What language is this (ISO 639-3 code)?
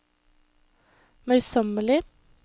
nor